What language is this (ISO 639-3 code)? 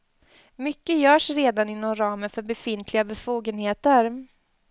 swe